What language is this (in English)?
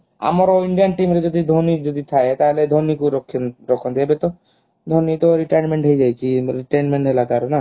Odia